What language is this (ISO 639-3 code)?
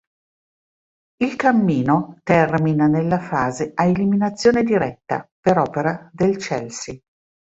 ita